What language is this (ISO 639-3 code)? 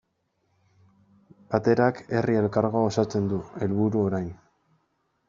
eus